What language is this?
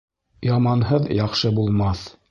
Bashkir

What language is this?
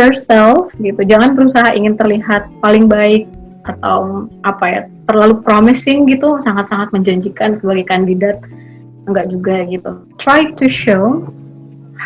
Indonesian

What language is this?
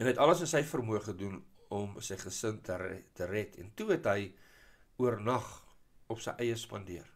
Dutch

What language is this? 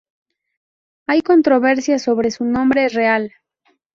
Spanish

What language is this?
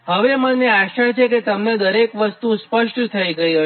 Gujarati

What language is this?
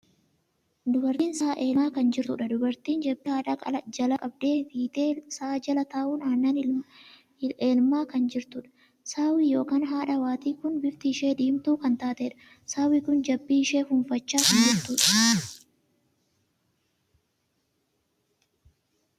Oromo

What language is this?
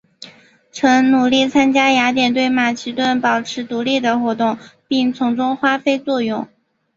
Chinese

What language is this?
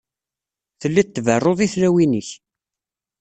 Kabyle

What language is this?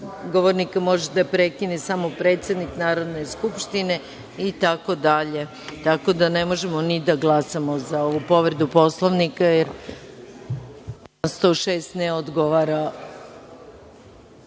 Serbian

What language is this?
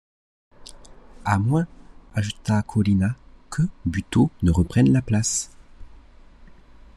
French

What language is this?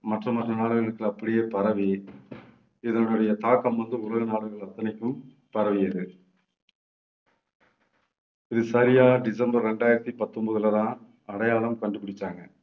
Tamil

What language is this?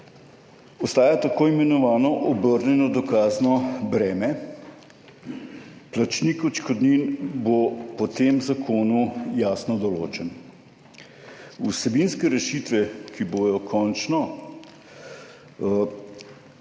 Slovenian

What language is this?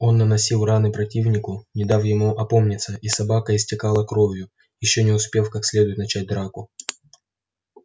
Russian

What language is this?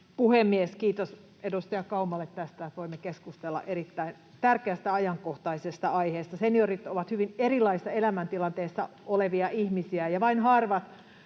Finnish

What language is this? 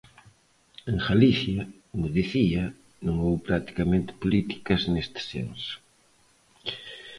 Galician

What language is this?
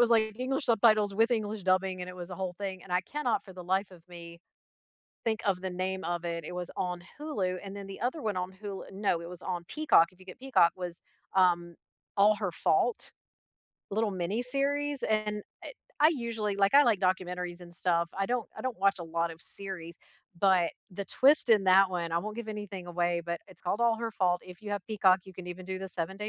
English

